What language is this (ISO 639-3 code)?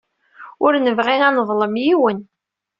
kab